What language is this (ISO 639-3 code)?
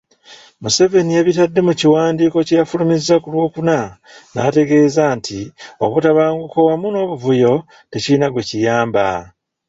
lug